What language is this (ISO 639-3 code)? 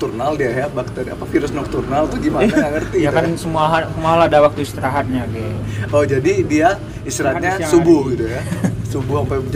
ind